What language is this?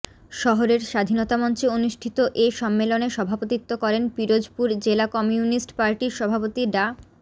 Bangla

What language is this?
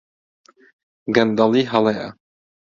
Central Kurdish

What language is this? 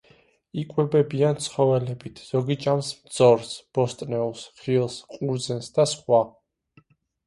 Georgian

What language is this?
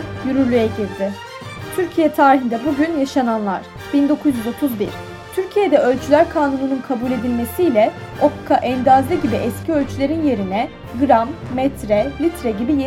Turkish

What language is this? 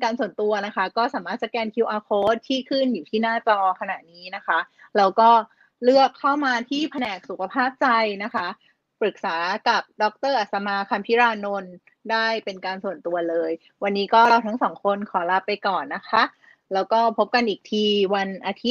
Thai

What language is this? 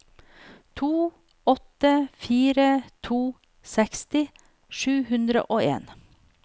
Norwegian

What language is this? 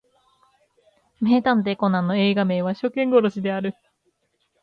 Japanese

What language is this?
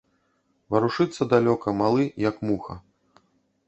Belarusian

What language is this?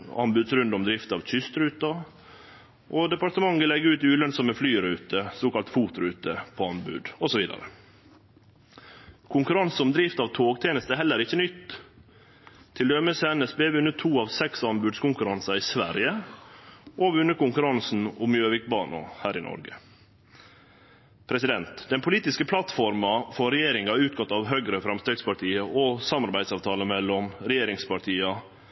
Norwegian Nynorsk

